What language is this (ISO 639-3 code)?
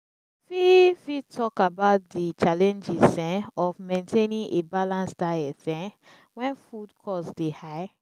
pcm